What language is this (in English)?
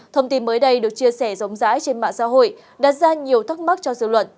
Vietnamese